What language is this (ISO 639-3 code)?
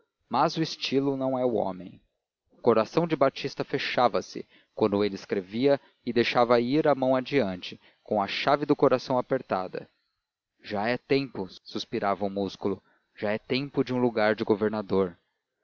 por